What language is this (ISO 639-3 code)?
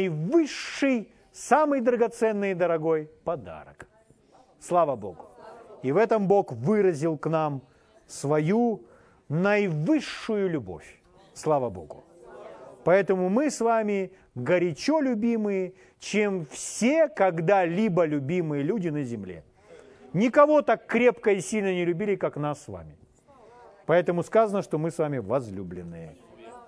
rus